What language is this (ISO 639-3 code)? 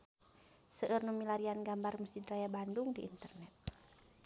sun